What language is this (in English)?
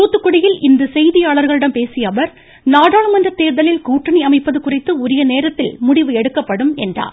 Tamil